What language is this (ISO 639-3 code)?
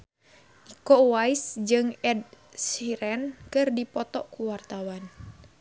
sun